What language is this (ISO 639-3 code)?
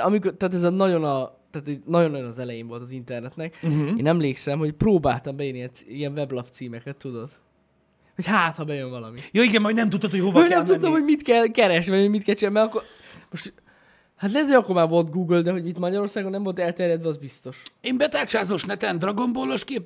hun